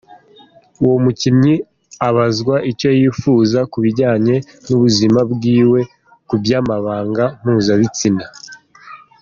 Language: Kinyarwanda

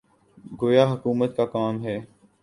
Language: Urdu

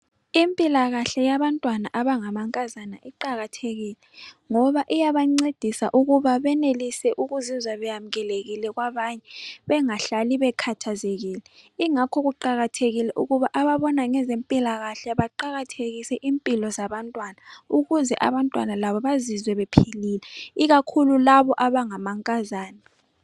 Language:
North Ndebele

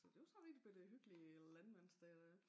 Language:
Danish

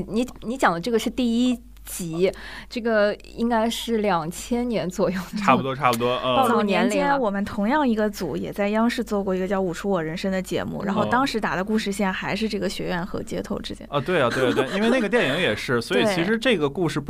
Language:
Chinese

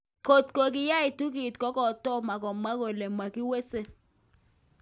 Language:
Kalenjin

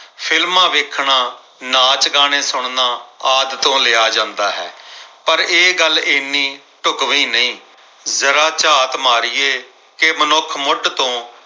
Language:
Punjabi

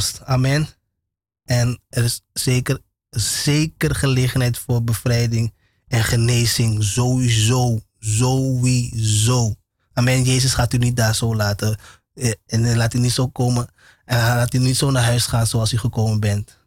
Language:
Dutch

